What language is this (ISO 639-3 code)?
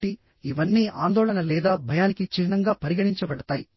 tel